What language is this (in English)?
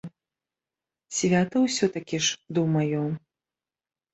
Belarusian